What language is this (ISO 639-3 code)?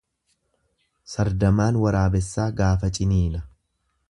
orm